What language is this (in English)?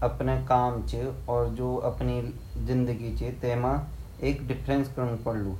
Garhwali